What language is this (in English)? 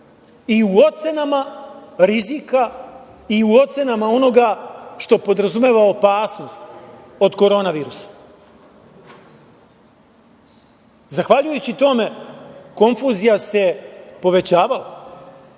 Serbian